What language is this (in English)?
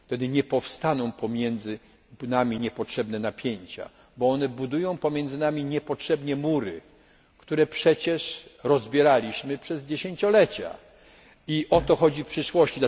Polish